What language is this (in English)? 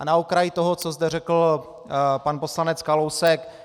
Czech